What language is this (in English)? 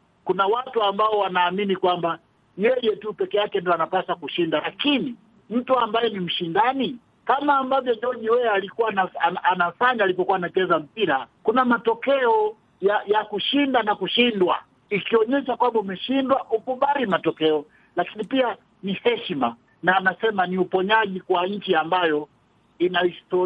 Swahili